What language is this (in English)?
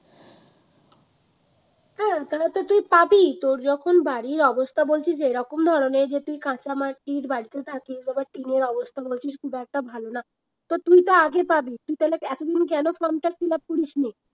Bangla